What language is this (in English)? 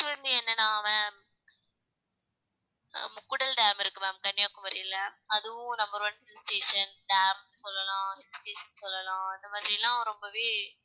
Tamil